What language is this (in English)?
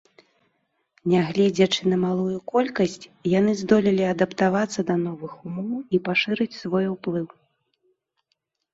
Belarusian